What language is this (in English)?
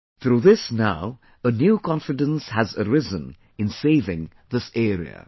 English